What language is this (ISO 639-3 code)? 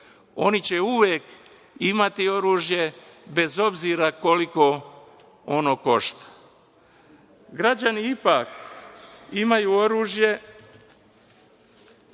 srp